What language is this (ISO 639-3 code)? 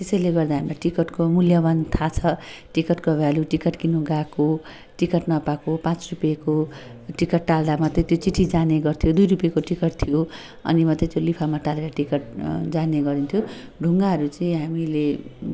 nep